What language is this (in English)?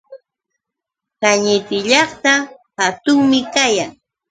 Yauyos Quechua